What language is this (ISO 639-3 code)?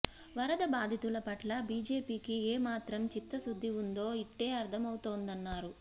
tel